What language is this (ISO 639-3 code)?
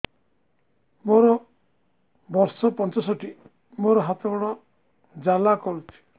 ori